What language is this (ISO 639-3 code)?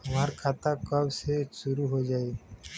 bho